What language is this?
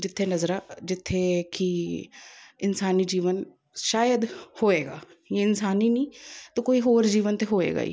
Punjabi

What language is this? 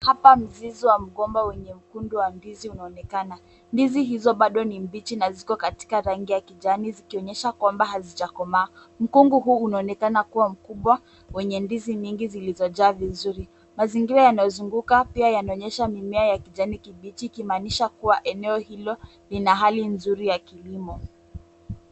Swahili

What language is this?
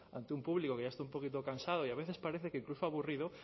Spanish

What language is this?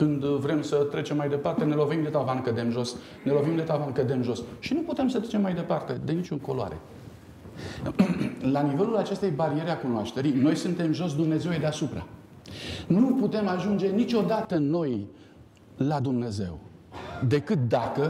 Romanian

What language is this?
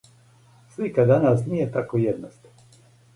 Serbian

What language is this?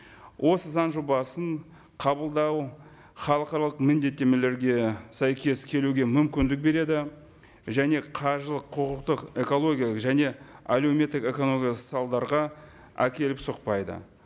Kazakh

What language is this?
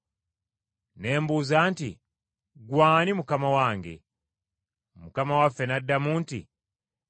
Ganda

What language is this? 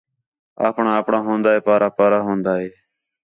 Khetrani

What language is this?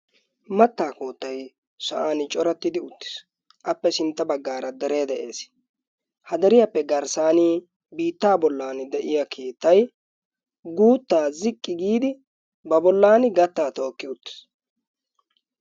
Wolaytta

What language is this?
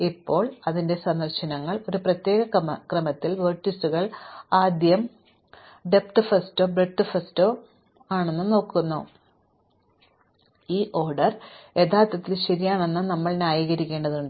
Malayalam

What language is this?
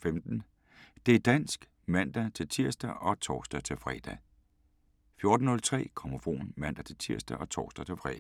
Danish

